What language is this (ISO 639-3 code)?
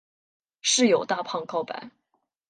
zho